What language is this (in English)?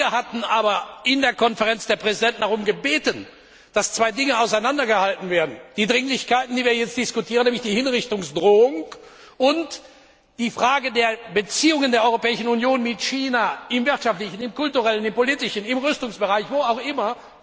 German